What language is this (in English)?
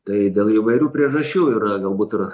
Lithuanian